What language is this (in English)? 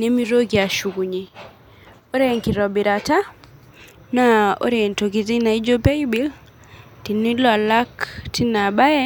Masai